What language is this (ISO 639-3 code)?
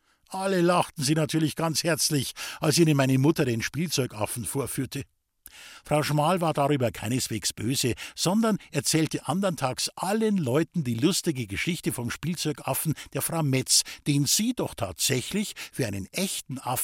deu